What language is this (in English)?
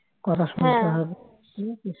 Bangla